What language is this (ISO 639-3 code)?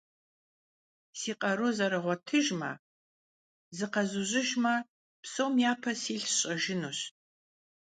kbd